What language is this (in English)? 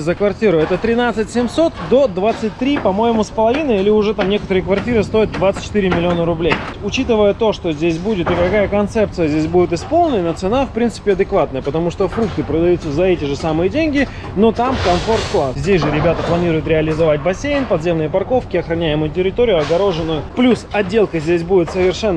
Russian